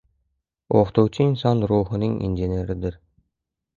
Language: Uzbek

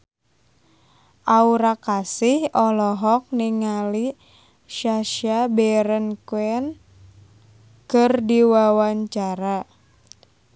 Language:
Sundanese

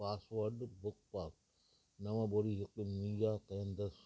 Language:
Sindhi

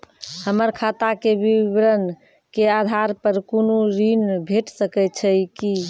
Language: Maithili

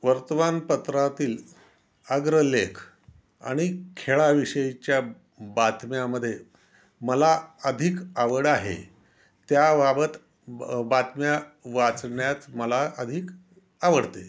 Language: Marathi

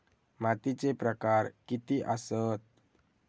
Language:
Marathi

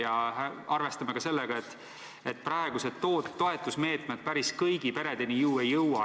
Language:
Estonian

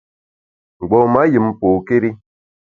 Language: Bamun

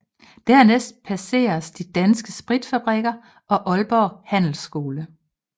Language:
Danish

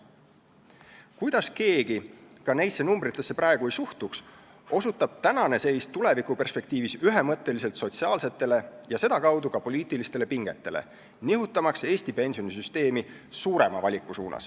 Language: Estonian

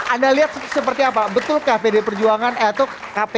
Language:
Indonesian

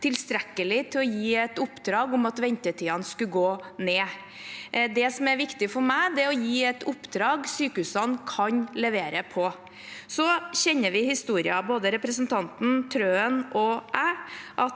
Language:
Norwegian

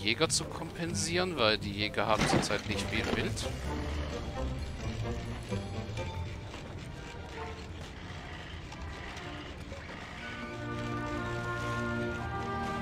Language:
German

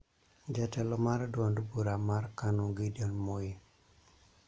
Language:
Luo (Kenya and Tanzania)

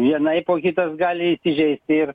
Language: Lithuanian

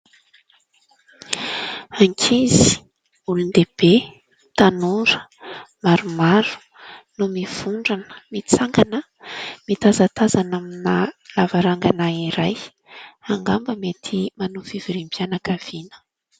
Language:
Malagasy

